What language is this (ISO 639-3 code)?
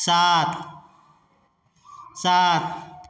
mai